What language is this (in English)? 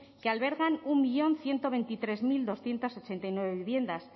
Spanish